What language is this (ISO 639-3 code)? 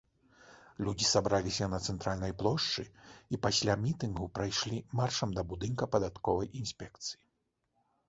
bel